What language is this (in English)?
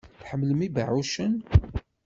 Kabyle